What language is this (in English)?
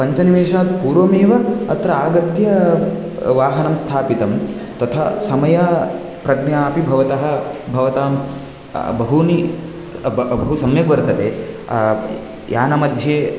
Sanskrit